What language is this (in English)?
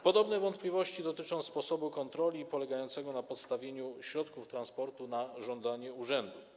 Polish